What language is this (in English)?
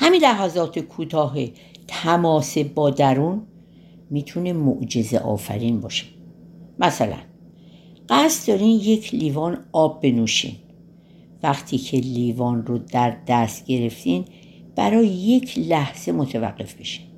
Persian